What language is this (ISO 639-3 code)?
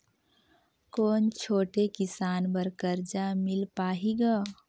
hne